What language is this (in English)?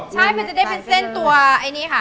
Thai